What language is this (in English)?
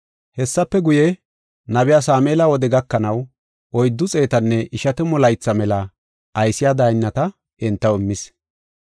Gofa